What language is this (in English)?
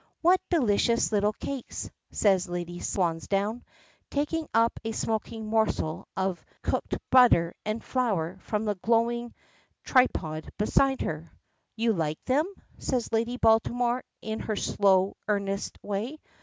English